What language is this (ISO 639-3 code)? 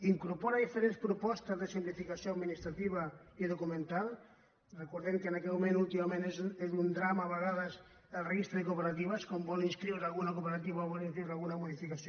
cat